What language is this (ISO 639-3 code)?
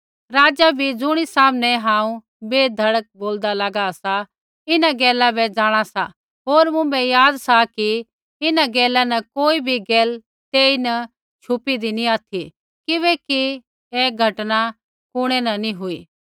kfx